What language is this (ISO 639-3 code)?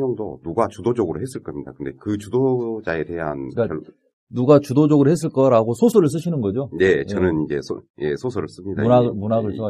kor